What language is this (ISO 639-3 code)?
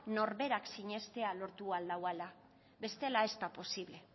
eus